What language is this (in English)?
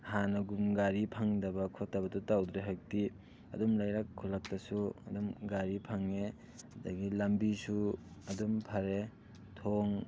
Manipuri